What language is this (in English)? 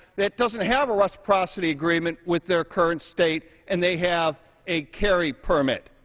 English